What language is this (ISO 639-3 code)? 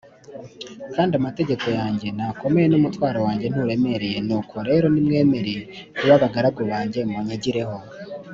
kin